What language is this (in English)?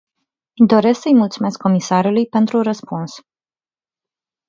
Romanian